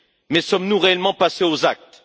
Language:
French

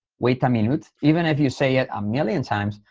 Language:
English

